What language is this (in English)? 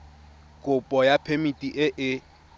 Tswana